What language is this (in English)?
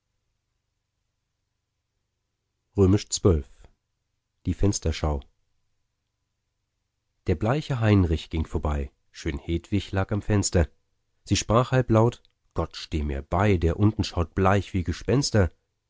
German